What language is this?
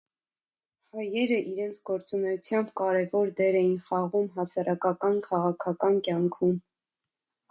Armenian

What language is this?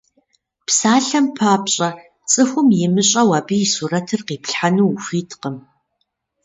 Kabardian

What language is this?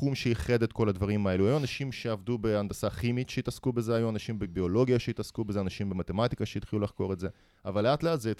Hebrew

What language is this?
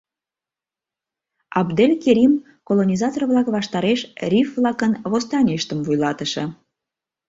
Mari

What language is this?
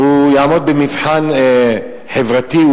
Hebrew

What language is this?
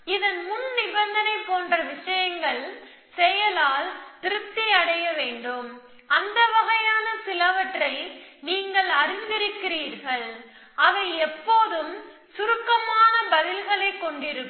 Tamil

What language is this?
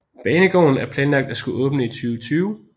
Danish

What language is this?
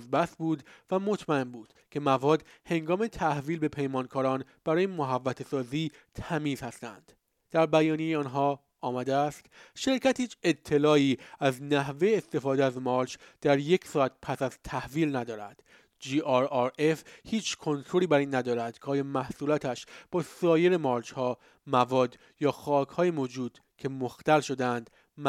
Persian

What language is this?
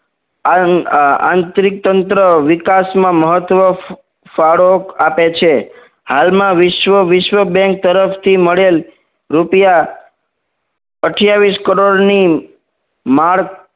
Gujarati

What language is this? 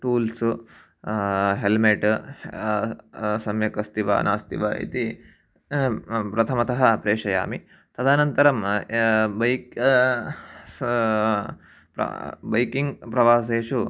Sanskrit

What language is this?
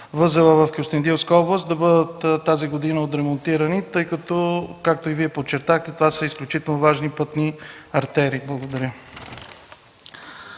Bulgarian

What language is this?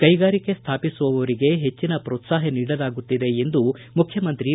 Kannada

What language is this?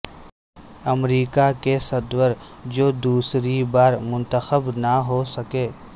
Urdu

